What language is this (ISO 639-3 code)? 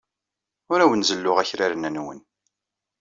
kab